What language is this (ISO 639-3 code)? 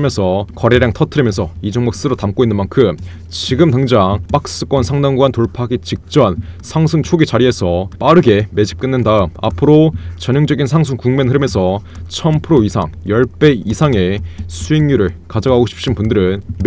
kor